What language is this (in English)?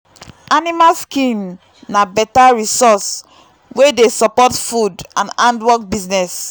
Nigerian Pidgin